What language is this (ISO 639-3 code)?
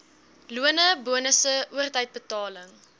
afr